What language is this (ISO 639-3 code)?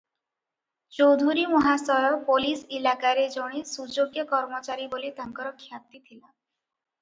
ori